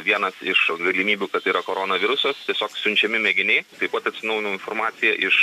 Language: Lithuanian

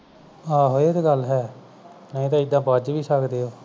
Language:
Punjabi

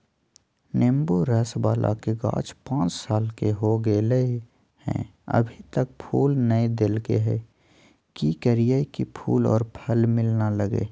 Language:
Magahi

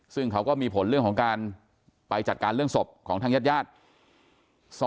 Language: Thai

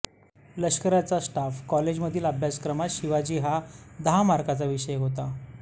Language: Marathi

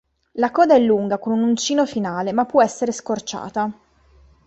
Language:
Italian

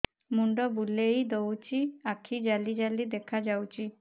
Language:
Odia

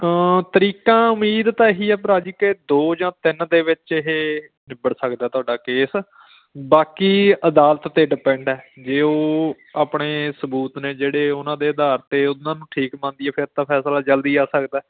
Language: Punjabi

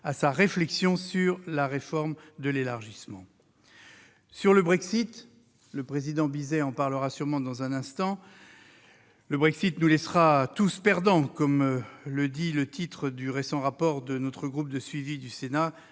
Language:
French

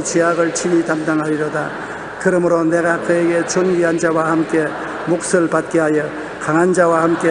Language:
Korean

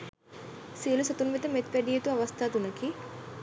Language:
Sinhala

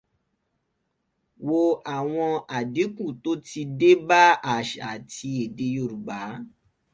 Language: Yoruba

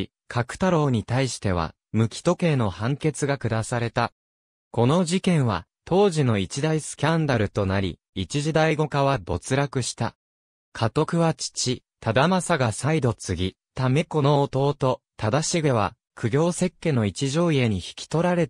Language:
Japanese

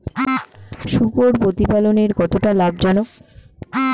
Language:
Bangla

